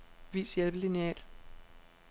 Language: Danish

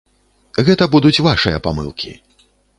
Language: Belarusian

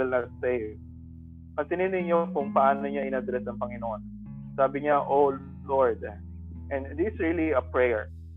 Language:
Filipino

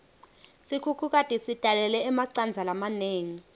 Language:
Swati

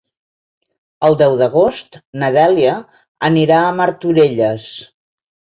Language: Catalan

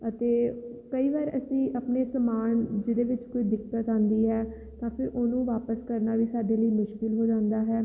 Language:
Punjabi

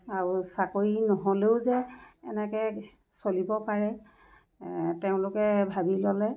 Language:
Assamese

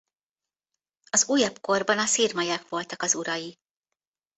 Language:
Hungarian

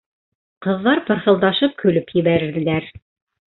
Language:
Bashkir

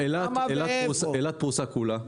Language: Hebrew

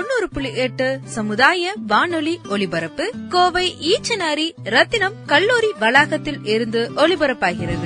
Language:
Tamil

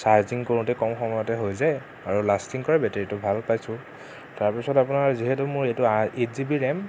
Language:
Assamese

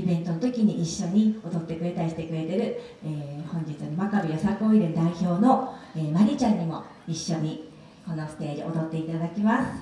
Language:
Japanese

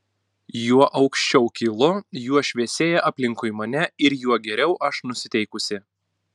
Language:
Lithuanian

